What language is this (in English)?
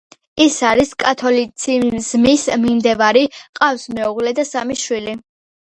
Georgian